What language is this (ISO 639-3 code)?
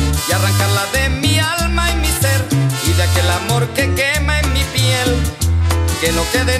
tur